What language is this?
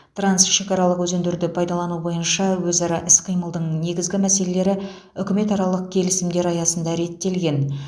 Kazakh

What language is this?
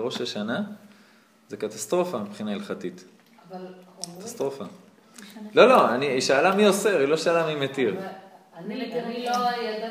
Hebrew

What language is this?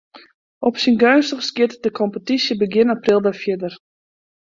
Western Frisian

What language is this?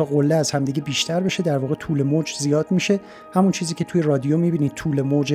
Persian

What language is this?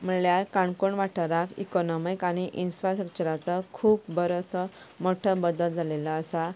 Konkani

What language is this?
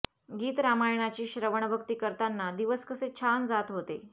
Marathi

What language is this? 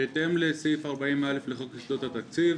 Hebrew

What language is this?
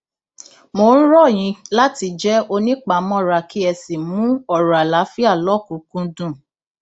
Yoruba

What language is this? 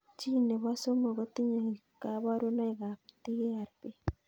Kalenjin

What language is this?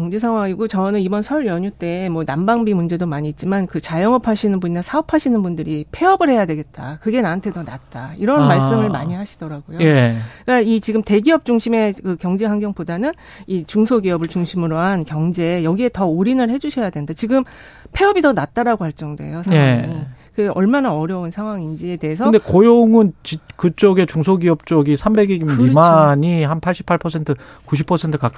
Korean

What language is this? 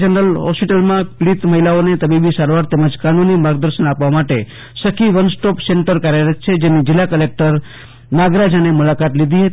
Gujarati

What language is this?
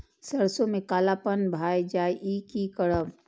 Maithili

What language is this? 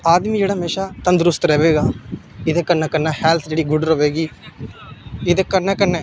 Dogri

